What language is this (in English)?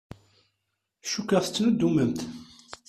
Kabyle